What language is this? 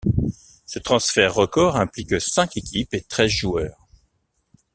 French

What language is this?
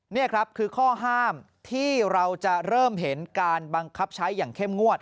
Thai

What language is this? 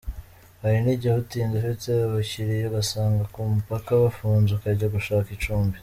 Kinyarwanda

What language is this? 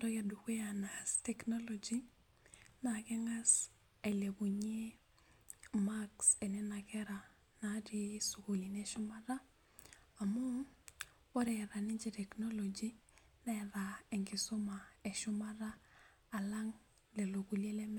Masai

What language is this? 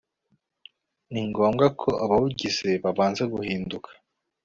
Kinyarwanda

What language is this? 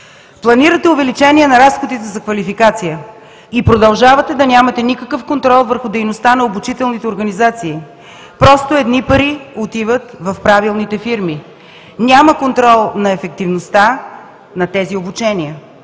Bulgarian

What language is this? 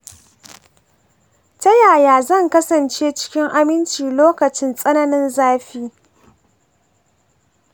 Hausa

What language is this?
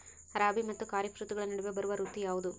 Kannada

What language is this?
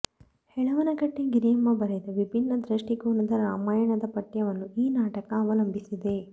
Kannada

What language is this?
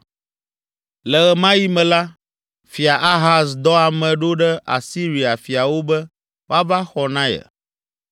Ewe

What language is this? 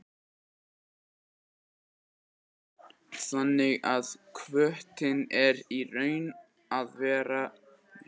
Icelandic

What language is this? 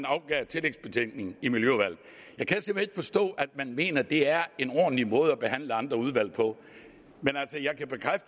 Danish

